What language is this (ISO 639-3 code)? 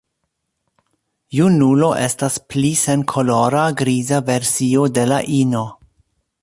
epo